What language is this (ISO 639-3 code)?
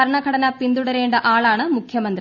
mal